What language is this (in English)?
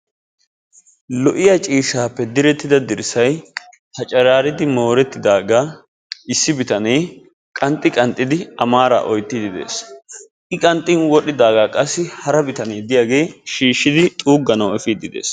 Wolaytta